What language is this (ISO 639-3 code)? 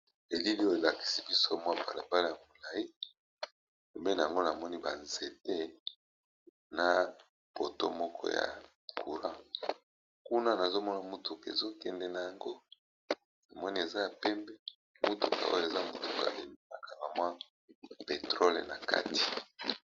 lin